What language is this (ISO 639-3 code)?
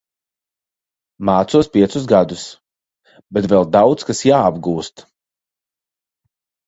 lav